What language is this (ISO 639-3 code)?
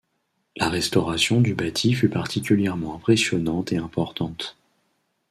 fra